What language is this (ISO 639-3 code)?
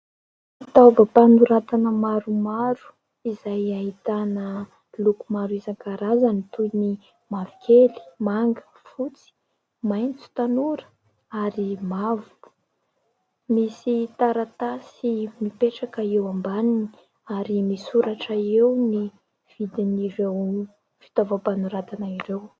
mlg